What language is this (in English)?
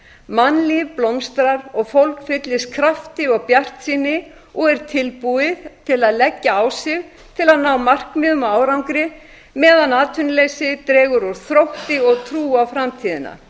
Icelandic